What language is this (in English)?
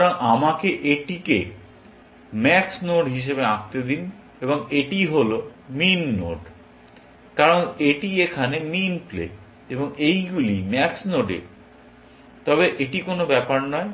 Bangla